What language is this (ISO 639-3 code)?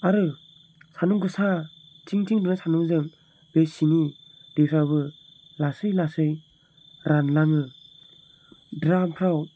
brx